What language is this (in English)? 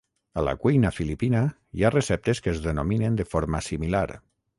Catalan